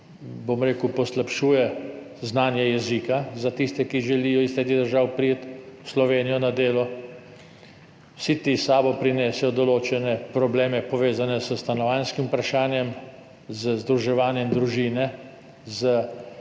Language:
Slovenian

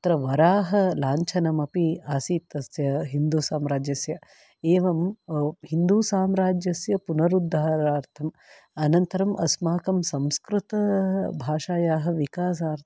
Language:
Sanskrit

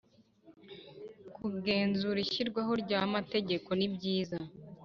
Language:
Kinyarwanda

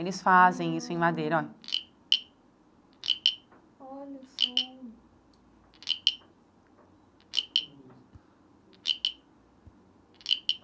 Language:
Portuguese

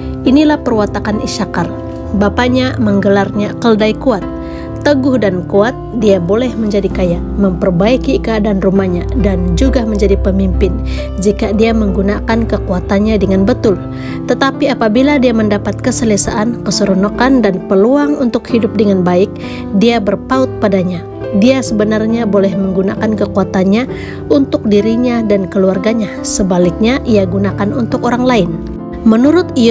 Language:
Indonesian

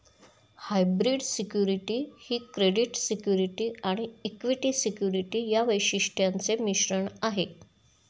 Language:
Marathi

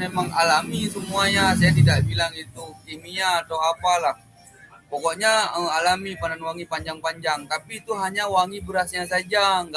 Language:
Indonesian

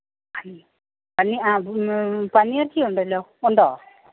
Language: Malayalam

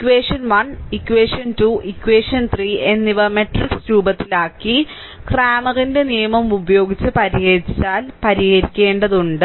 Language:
Malayalam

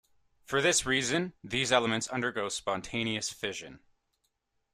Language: English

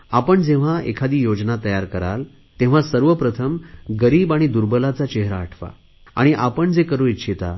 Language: Marathi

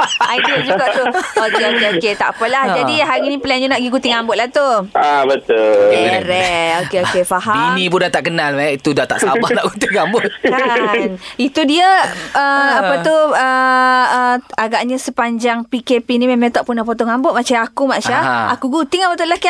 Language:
Malay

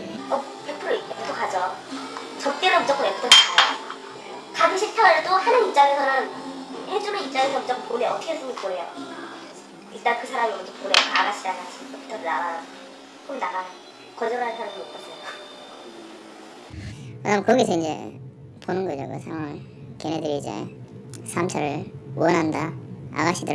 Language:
Korean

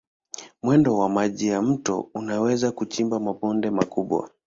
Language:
Swahili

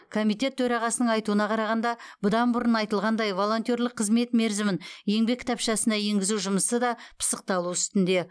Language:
Kazakh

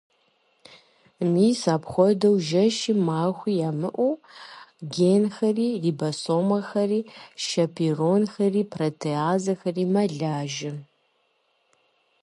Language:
Kabardian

